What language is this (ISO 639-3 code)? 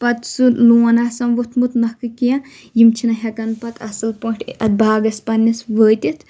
kas